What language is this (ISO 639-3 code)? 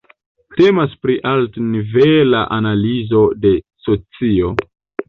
epo